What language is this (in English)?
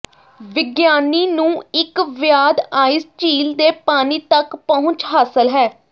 Punjabi